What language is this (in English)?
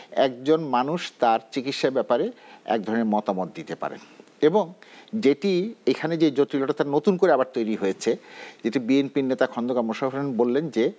Bangla